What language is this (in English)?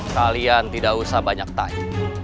Indonesian